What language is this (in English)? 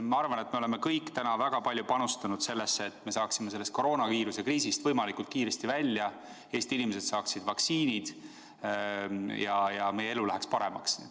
Estonian